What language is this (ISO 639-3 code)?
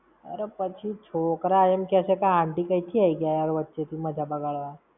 guj